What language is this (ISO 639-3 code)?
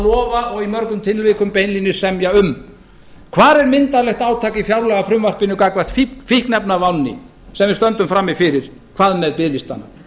isl